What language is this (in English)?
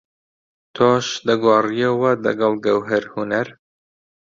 Central Kurdish